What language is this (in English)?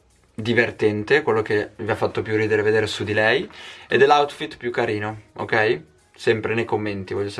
Italian